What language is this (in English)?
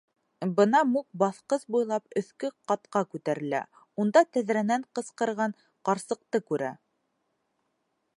Bashkir